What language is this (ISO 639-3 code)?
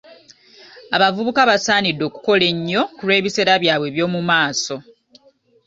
lug